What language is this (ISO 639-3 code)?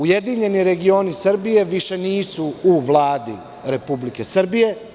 srp